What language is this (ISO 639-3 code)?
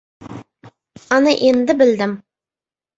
uzb